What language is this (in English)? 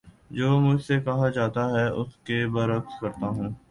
Urdu